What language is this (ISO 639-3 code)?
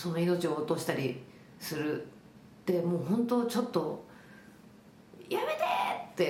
jpn